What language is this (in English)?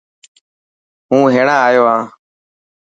Dhatki